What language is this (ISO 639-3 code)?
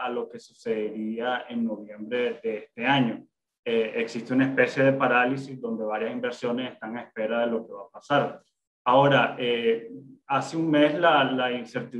spa